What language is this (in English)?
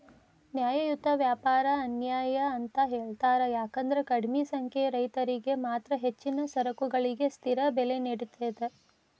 Kannada